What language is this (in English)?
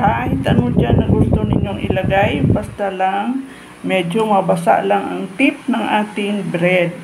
Filipino